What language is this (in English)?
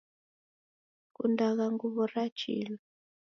Taita